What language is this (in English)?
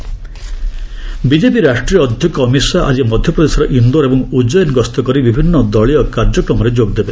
Odia